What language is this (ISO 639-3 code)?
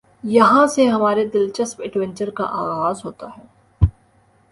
urd